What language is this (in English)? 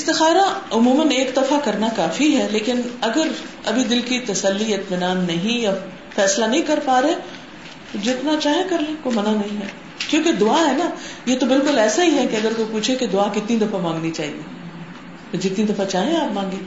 Urdu